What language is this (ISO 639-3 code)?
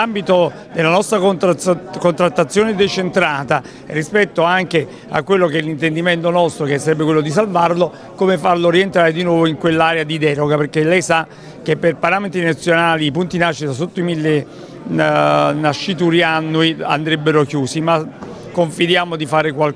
ita